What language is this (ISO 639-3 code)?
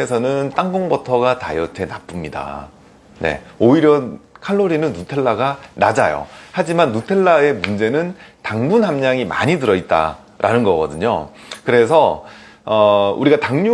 kor